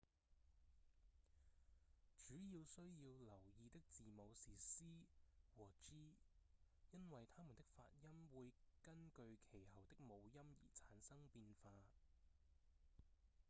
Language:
Cantonese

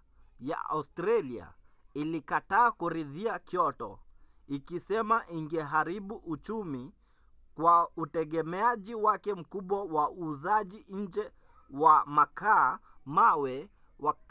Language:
Swahili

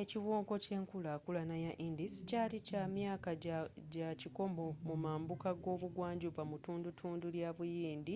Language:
Ganda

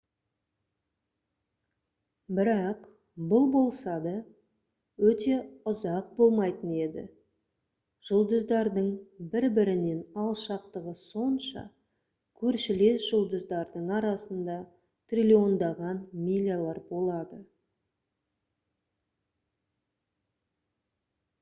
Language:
Kazakh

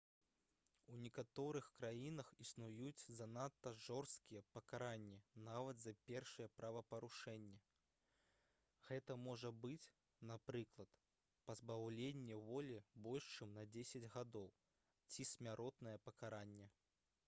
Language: Belarusian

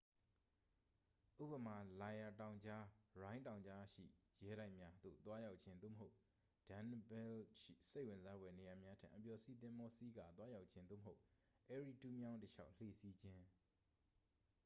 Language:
Burmese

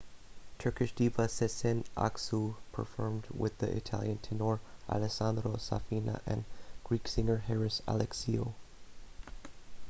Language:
English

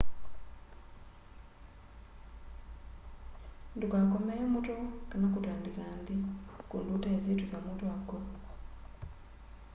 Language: Kamba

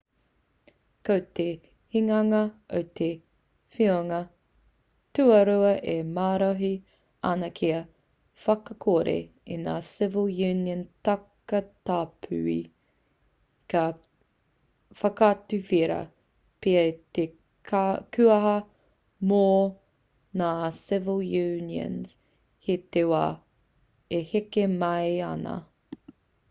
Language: Māori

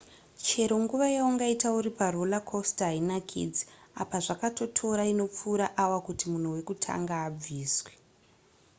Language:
Shona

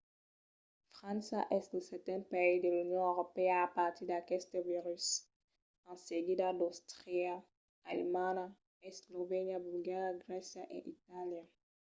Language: Occitan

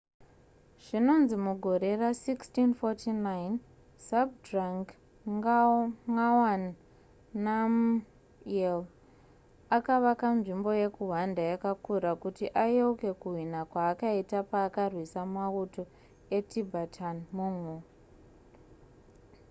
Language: Shona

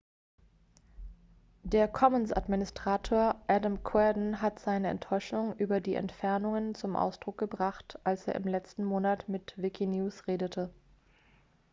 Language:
German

